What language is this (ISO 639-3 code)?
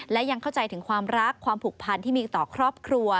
tha